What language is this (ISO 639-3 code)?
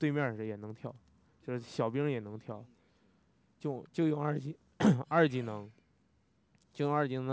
zho